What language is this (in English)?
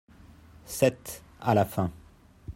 French